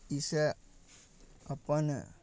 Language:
Maithili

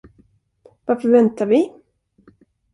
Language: Swedish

